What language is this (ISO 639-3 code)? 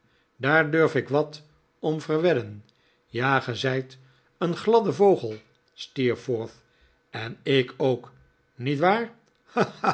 nld